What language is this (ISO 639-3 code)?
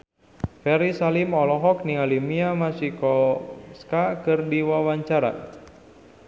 sun